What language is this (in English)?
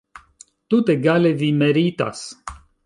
Esperanto